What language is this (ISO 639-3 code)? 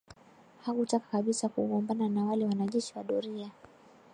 swa